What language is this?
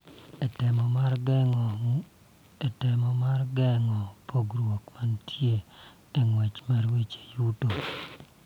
Luo (Kenya and Tanzania)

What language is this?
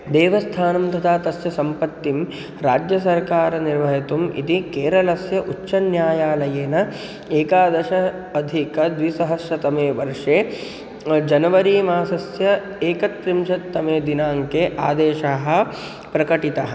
Sanskrit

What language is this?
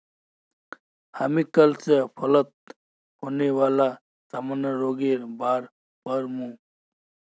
Magahi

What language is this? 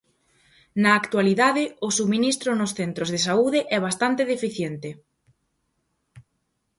Galician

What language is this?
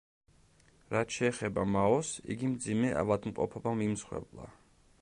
Georgian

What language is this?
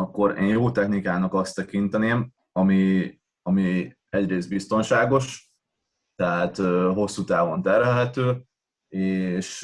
Hungarian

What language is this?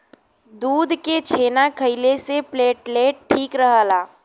Bhojpuri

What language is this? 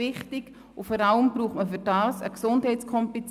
Swiss German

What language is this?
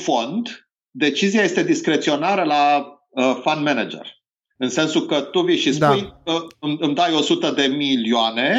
Romanian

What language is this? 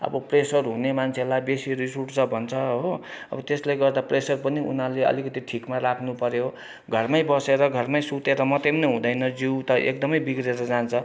Nepali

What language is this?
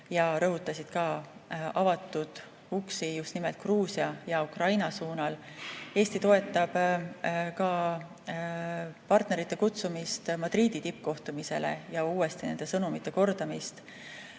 Estonian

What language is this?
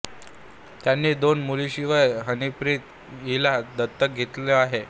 Marathi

